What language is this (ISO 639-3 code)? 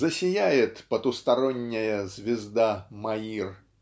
rus